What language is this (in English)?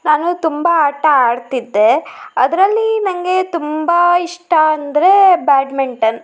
Kannada